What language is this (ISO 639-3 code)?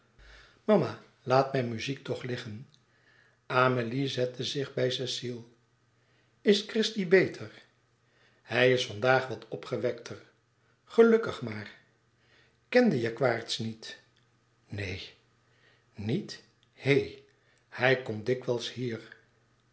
nld